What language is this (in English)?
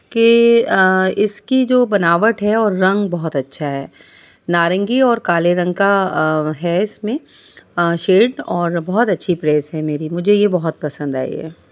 Urdu